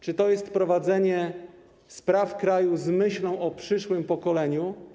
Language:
Polish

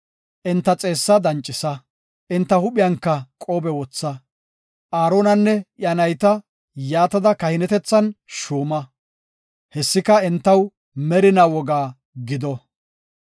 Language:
Gofa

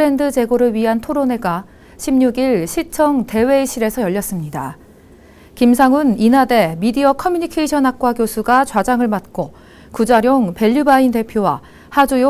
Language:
Korean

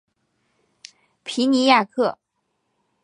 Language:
Chinese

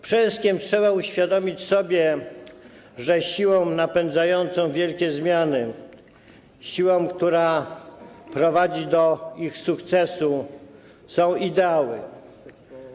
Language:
Polish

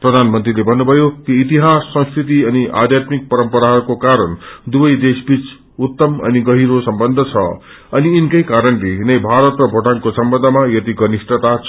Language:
Nepali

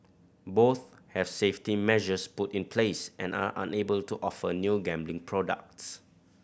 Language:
English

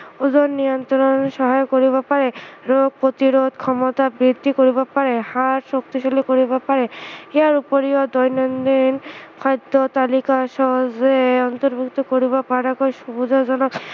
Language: Assamese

